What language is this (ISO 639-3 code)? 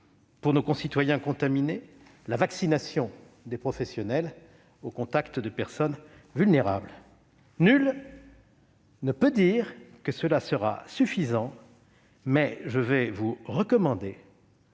fra